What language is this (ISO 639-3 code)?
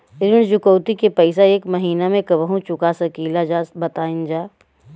bho